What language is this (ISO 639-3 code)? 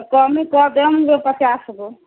mai